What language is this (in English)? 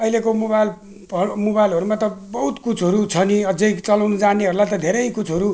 Nepali